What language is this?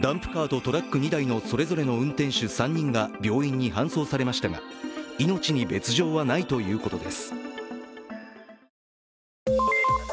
Japanese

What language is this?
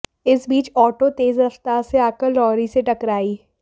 Hindi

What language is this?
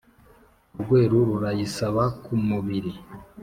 Kinyarwanda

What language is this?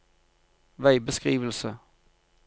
Norwegian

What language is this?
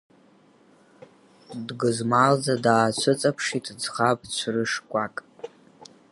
Abkhazian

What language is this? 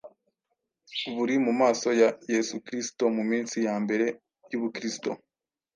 Kinyarwanda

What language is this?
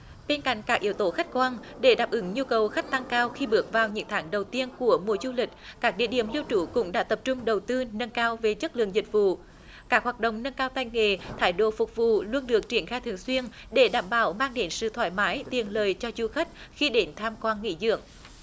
Vietnamese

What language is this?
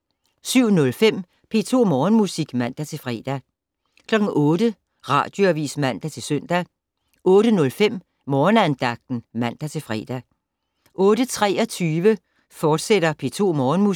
Danish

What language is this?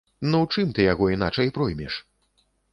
Belarusian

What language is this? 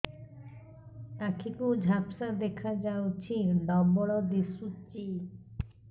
Odia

